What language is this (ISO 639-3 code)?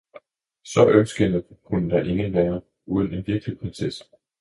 dan